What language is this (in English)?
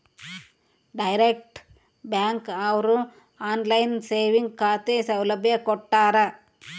Kannada